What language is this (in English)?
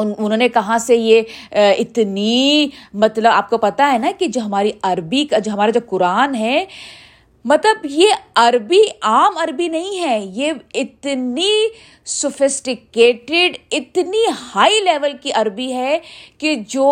Urdu